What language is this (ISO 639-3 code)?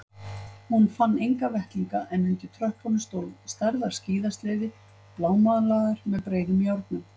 isl